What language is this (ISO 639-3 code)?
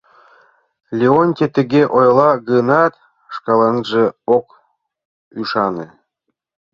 chm